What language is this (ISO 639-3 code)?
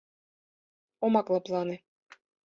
chm